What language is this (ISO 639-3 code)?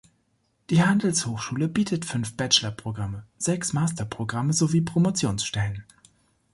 deu